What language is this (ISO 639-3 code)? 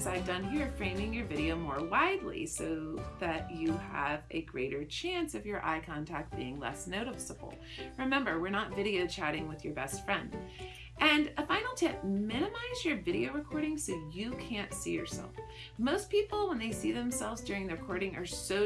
eng